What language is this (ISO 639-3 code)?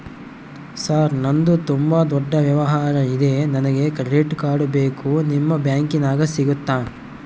kan